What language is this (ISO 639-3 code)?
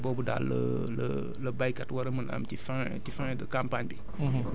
wol